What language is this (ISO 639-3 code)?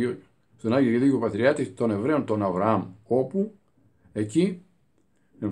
ell